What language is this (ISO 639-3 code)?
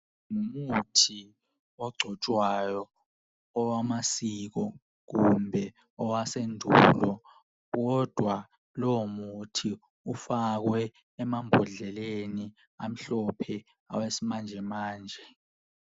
nde